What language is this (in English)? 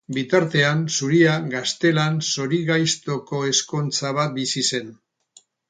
Basque